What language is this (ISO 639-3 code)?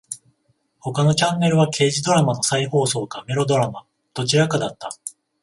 jpn